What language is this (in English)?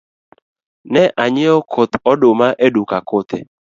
Luo (Kenya and Tanzania)